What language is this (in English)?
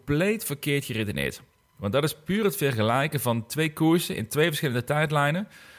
Dutch